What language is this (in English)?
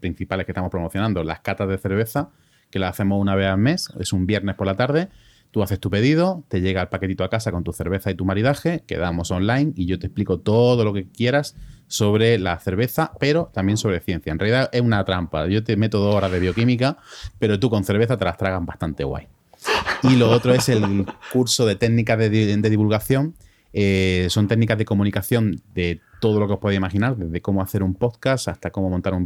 Spanish